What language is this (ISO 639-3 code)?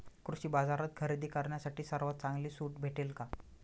mar